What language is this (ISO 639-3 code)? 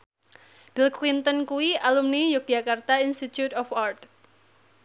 jav